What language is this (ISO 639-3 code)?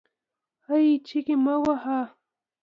pus